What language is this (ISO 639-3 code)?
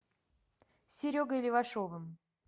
rus